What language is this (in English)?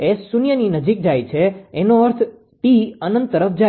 Gujarati